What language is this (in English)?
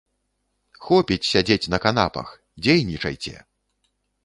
Belarusian